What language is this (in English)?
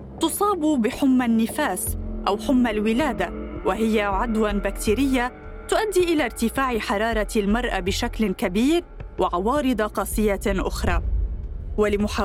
Arabic